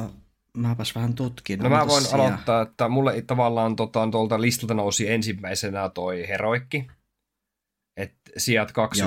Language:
Finnish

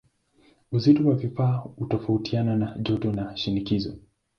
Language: Swahili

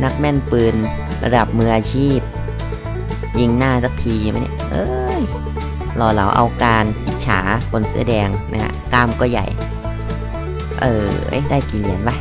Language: Thai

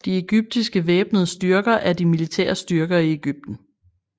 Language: Danish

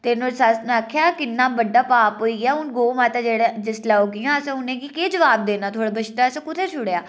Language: Dogri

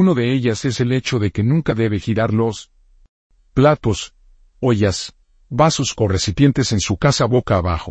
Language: Spanish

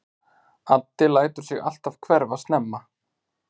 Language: Icelandic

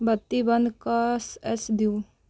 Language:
Maithili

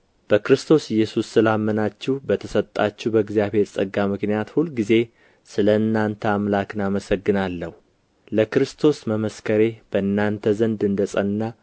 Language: Amharic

